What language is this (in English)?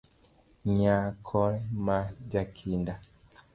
Luo (Kenya and Tanzania)